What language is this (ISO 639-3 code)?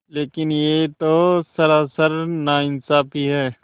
hin